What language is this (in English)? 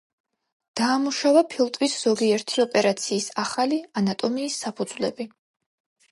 Georgian